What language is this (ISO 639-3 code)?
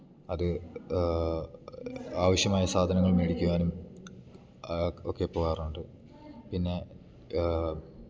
mal